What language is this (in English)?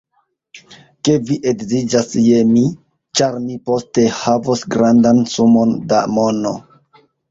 Esperanto